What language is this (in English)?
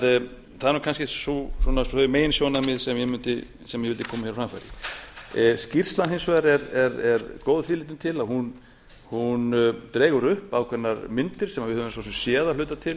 Icelandic